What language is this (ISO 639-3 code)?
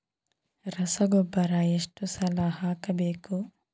kan